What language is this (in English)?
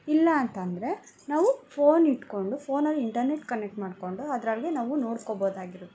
Kannada